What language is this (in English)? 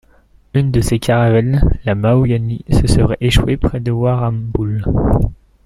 French